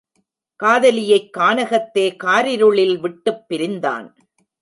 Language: Tamil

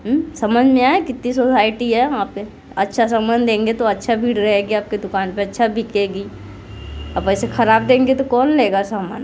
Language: Hindi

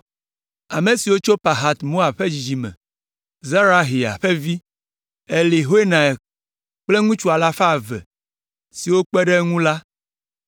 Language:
Ewe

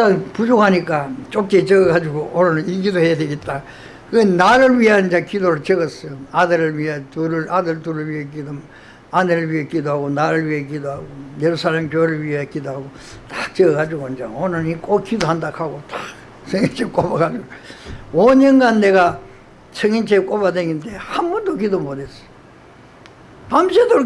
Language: Korean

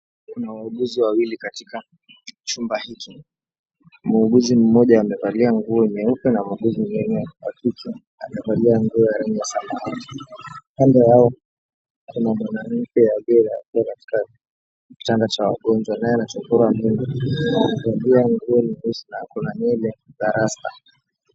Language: Swahili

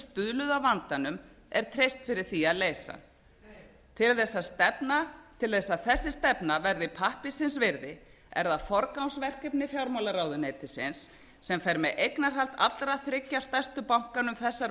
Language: Icelandic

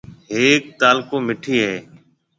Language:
Marwari (Pakistan)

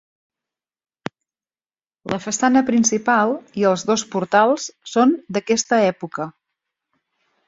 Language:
Catalan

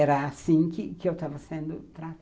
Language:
Portuguese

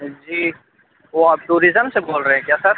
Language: Urdu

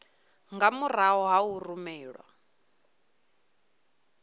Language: Venda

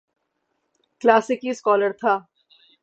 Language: Urdu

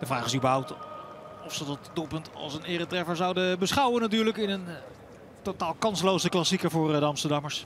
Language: Dutch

